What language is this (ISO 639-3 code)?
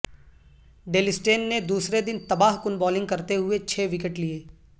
urd